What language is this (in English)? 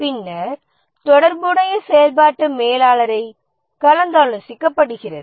Tamil